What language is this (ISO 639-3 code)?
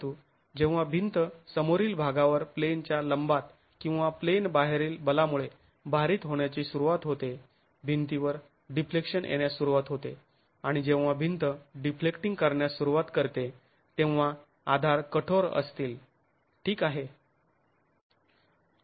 mar